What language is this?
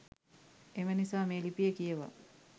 Sinhala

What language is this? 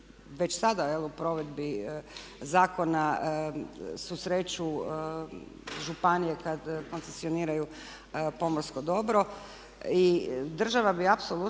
Croatian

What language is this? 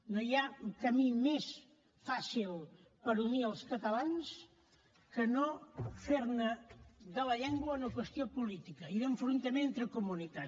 Catalan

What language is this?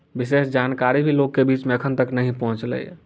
Maithili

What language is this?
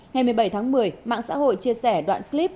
Vietnamese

